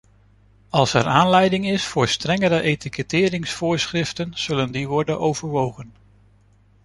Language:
Dutch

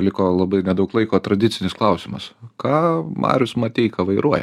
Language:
Lithuanian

